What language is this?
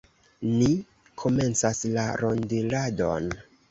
Esperanto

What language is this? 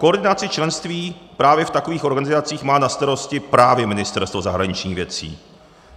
Czech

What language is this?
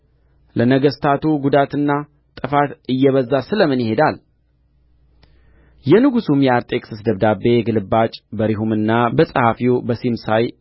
Amharic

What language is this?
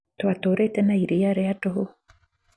Kikuyu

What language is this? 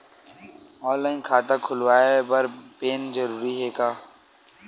Chhattisgarhi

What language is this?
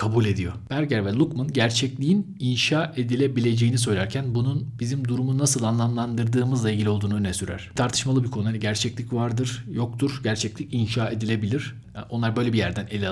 Turkish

